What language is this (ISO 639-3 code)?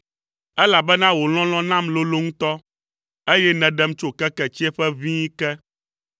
ewe